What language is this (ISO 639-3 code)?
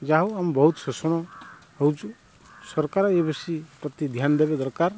ori